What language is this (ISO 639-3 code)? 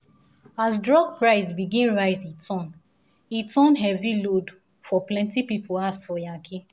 pcm